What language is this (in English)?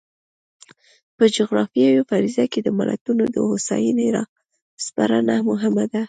Pashto